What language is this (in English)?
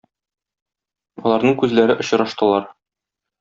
Tatar